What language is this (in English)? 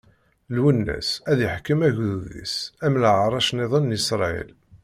Kabyle